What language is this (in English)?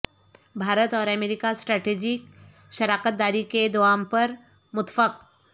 Urdu